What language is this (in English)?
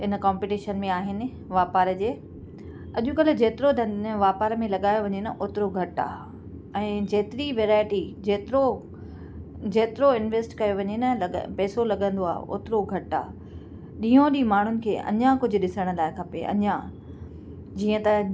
Sindhi